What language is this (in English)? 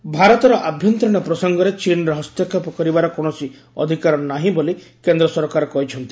Odia